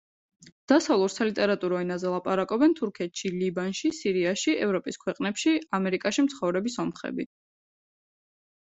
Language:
Georgian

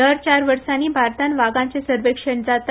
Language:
Konkani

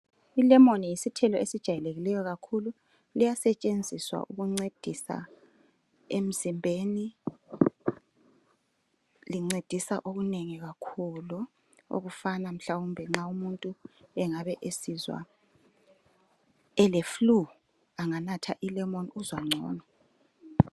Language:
North Ndebele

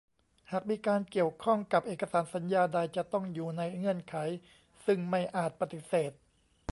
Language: Thai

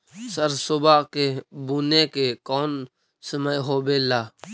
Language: Magahi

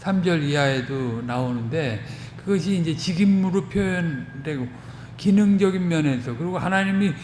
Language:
Korean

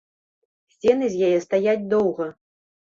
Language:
Belarusian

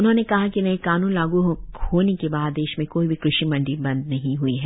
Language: Hindi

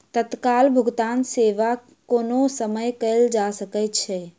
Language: Maithili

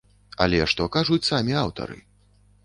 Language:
Belarusian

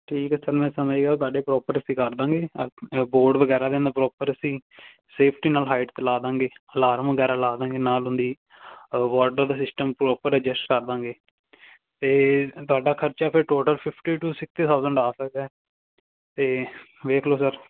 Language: Punjabi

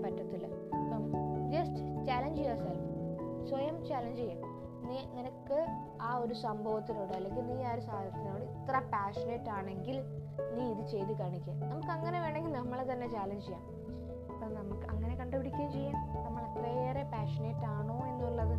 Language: Malayalam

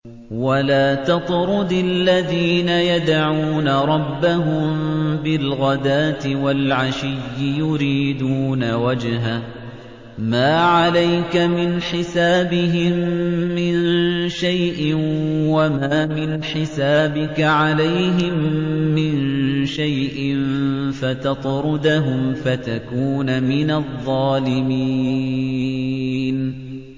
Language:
Arabic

